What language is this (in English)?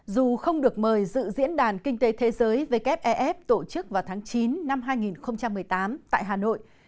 Vietnamese